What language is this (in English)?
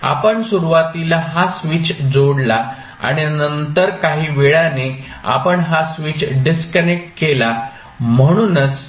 Marathi